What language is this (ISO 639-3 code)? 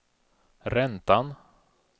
swe